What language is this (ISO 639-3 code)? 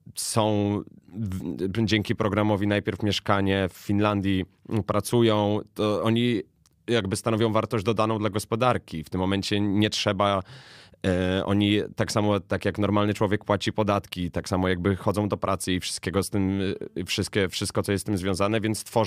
pol